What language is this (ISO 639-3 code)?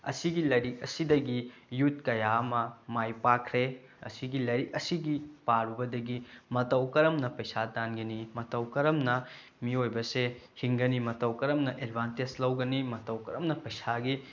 mni